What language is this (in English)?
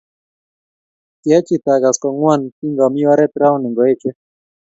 Kalenjin